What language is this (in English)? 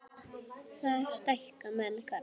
Icelandic